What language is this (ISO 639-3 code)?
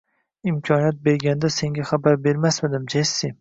uzb